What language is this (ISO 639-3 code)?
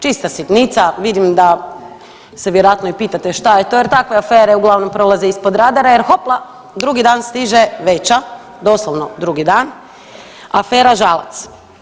hrv